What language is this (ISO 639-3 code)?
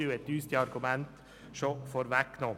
gsw